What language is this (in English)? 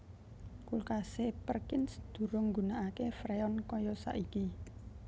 Javanese